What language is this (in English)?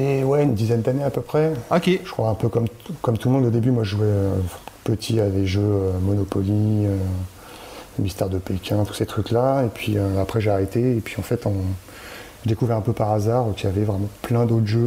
French